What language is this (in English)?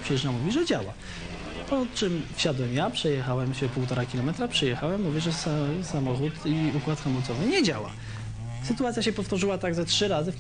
Polish